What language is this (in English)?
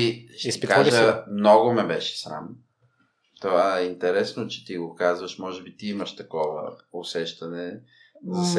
Bulgarian